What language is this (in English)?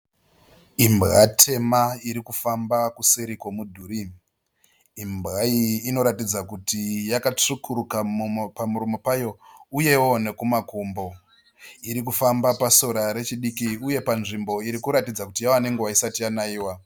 Shona